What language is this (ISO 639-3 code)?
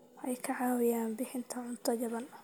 som